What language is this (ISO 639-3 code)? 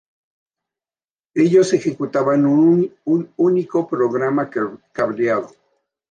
spa